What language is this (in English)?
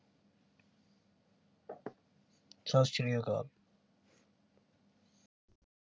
Punjabi